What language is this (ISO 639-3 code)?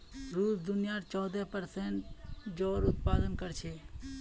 mag